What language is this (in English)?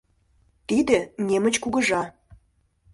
Mari